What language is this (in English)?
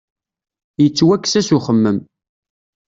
Kabyle